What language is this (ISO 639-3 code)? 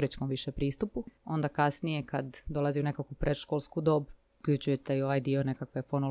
hrv